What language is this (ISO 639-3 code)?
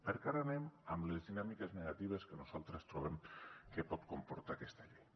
cat